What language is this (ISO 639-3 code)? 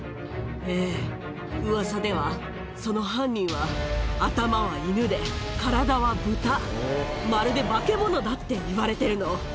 jpn